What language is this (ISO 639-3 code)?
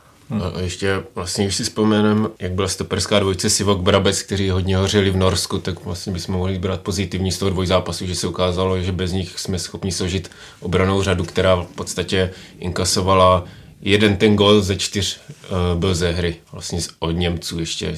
ces